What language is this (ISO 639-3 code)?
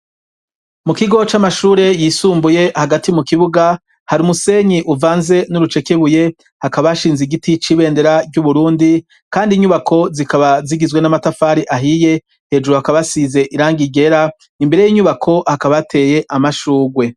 run